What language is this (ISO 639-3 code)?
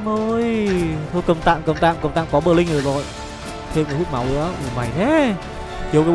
vie